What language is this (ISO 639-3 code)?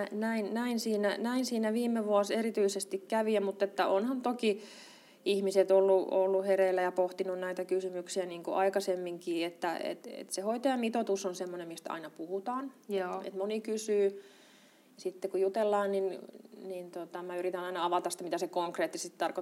fin